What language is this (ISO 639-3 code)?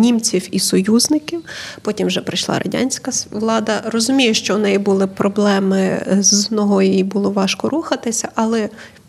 ukr